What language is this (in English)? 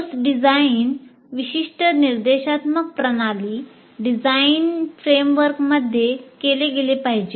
Marathi